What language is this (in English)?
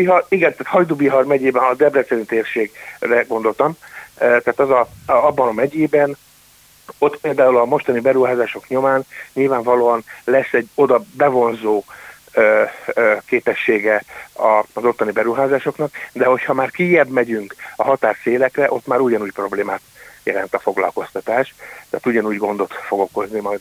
Hungarian